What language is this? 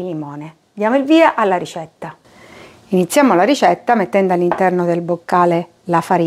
Italian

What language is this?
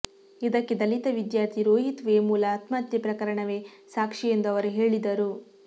Kannada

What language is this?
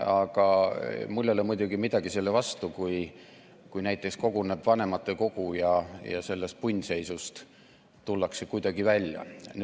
Estonian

